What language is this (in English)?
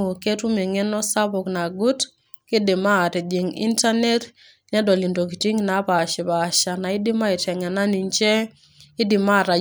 Masai